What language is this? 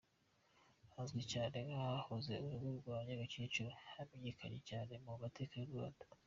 Kinyarwanda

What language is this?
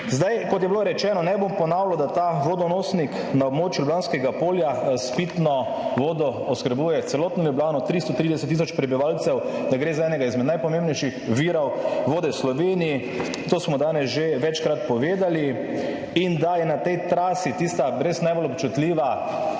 Slovenian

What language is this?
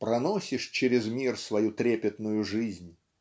Russian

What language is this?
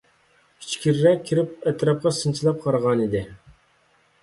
Uyghur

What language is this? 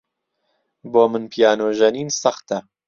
Central Kurdish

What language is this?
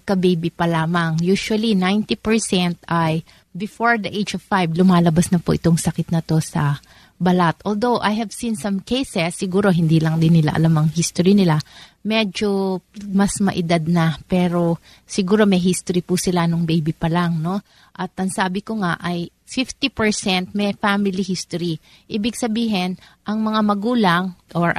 Filipino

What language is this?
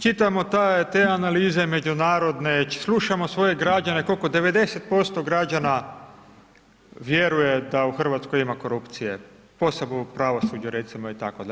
Croatian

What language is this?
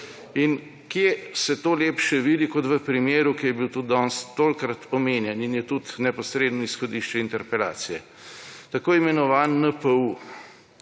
Slovenian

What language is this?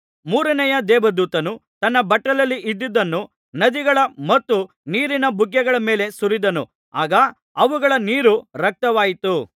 Kannada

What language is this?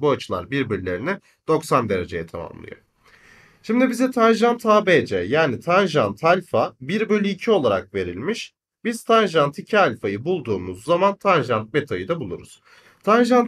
Turkish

